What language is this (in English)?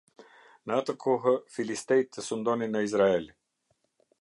Albanian